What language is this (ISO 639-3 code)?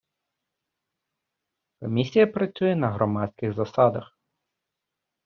ukr